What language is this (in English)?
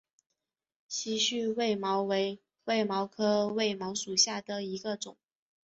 Chinese